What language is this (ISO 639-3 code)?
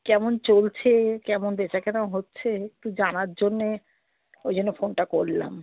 ben